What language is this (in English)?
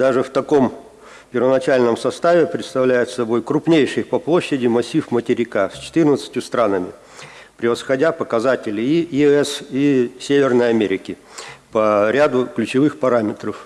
Russian